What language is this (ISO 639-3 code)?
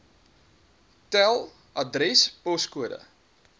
afr